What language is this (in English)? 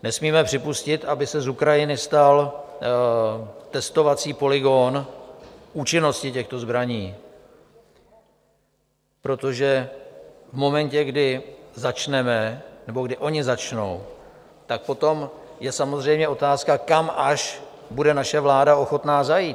Czech